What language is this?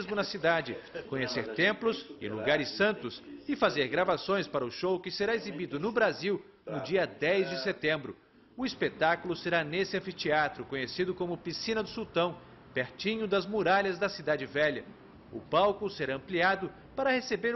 Portuguese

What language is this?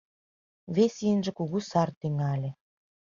Mari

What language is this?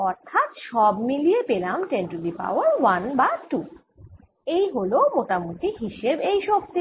Bangla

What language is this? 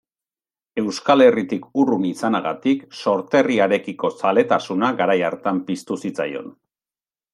Basque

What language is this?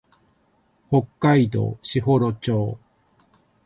Japanese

